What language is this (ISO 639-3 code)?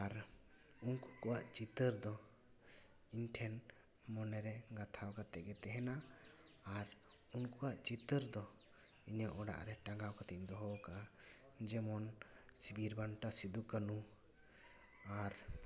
sat